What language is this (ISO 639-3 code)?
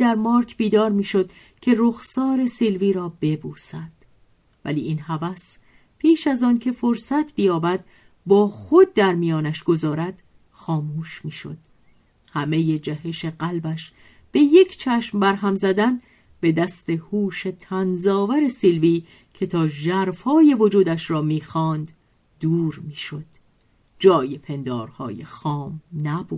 fas